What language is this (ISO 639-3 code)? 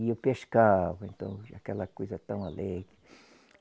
por